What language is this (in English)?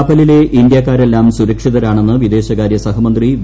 Malayalam